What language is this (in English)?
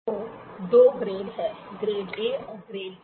Hindi